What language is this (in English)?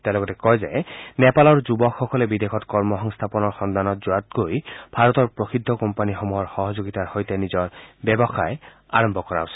Assamese